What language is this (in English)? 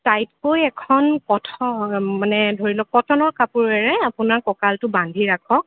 Assamese